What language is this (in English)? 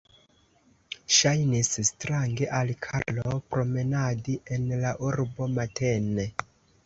Esperanto